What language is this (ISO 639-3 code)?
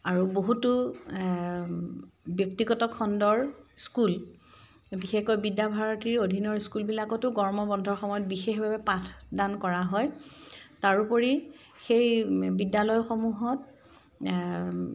asm